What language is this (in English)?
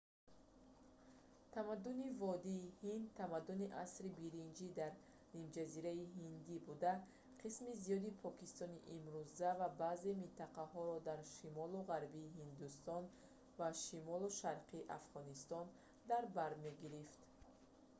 Tajik